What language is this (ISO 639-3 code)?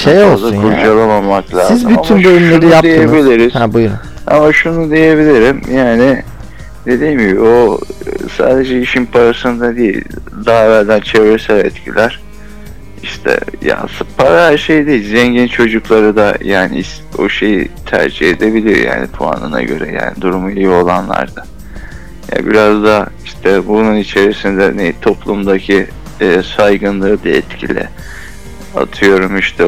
tur